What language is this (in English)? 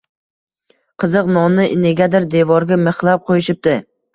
Uzbek